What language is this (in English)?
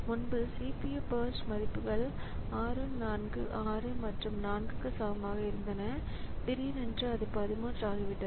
Tamil